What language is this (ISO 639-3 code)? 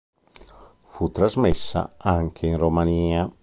ita